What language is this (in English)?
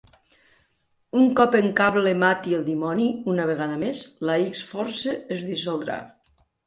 Catalan